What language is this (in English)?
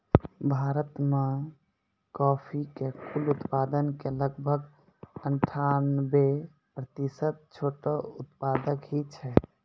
Maithili